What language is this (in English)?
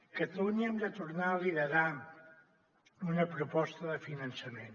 Catalan